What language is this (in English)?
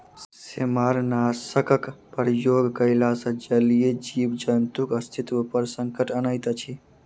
Maithili